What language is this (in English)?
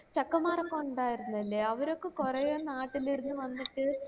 Malayalam